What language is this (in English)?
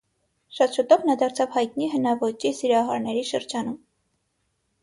Armenian